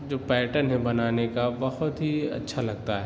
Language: Urdu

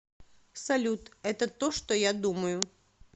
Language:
Russian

